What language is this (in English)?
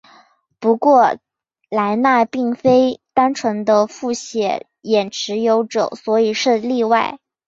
Chinese